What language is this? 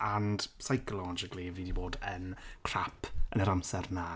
Welsh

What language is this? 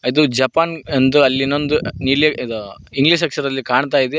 Kannada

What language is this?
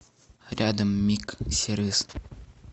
Russian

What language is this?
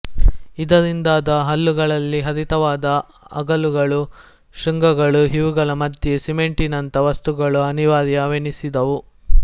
Kannada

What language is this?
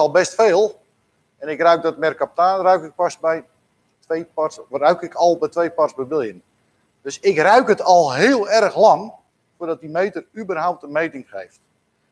Dutch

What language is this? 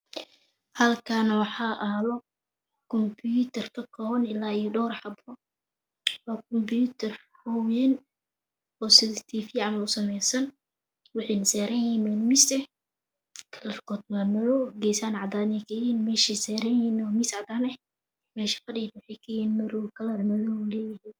Somali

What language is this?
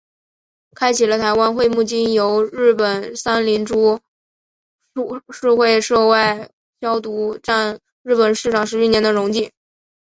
Chinese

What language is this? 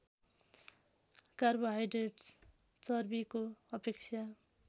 Nepali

